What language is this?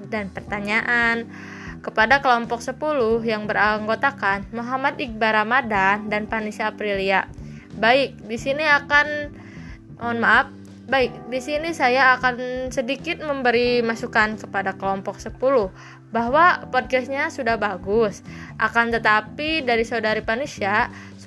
Indonesian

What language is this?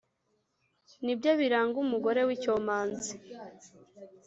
Kinyarwanda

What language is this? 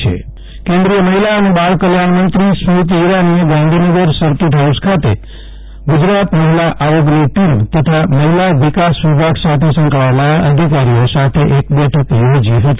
Gujarati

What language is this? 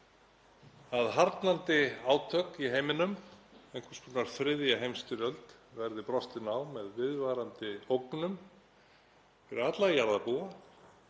Icelandic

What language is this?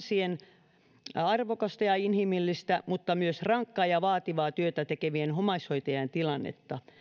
Finnish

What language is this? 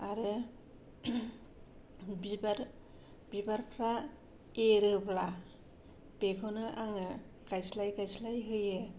Bodo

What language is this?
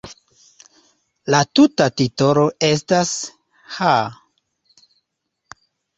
Esperanto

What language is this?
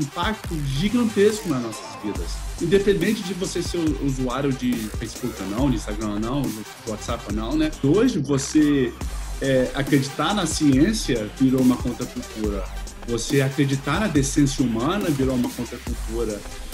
Portuguese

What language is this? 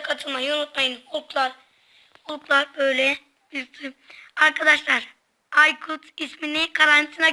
Turkish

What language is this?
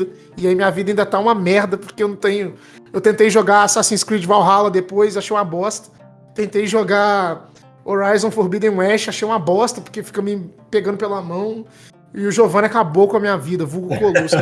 Portuguese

